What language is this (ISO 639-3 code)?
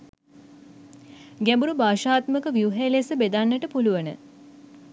sin